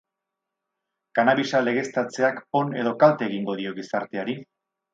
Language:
Basque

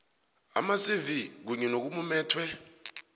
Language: South Ndebele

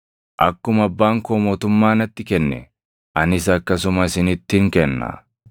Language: Oromo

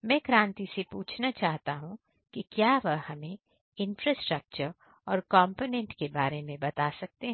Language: Hindi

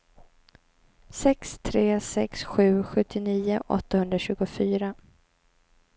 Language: Swedish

